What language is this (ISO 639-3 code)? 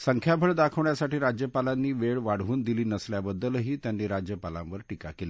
mar